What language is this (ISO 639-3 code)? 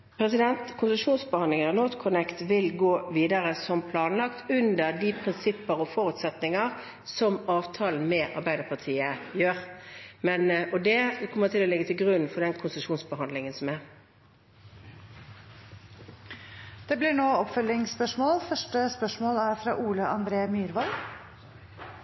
nob